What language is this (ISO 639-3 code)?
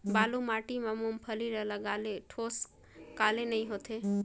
hne